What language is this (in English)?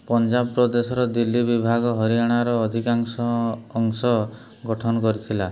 Odia